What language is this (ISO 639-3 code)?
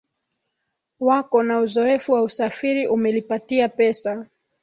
swa